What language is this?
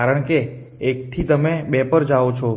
Gujarati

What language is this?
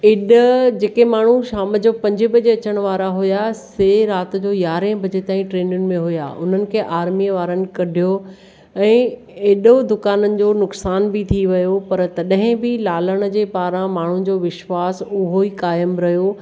Sindhi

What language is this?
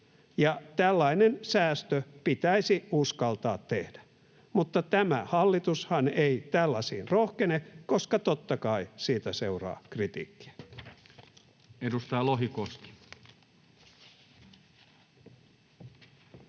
Finnish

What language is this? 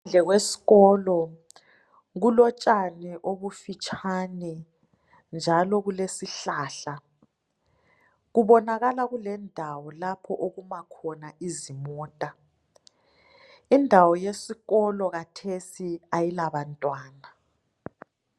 North Ndebele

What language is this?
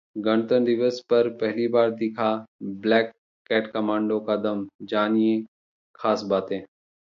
Hindi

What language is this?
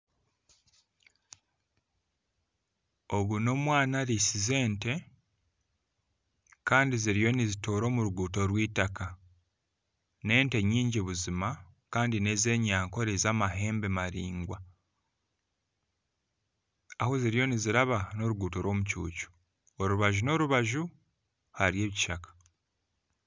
Nyankole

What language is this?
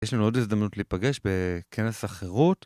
Hebrew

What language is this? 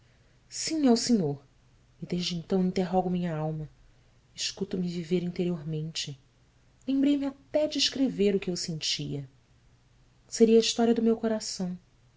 Portuguese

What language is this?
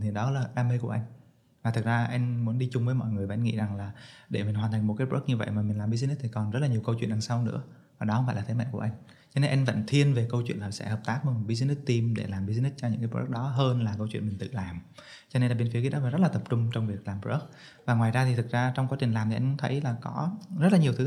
Vietnamese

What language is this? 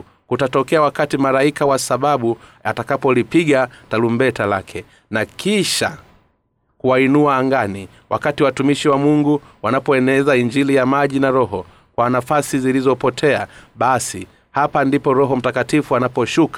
Swahili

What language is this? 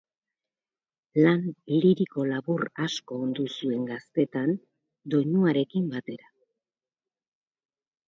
Basque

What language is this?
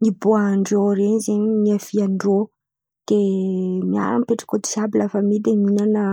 Antankarana Malagasy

